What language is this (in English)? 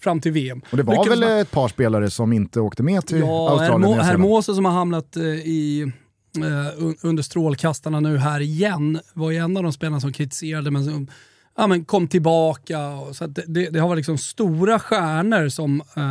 Swedish